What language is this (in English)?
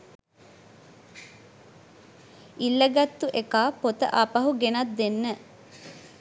Sinhala